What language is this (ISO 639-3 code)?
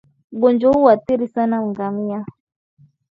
swa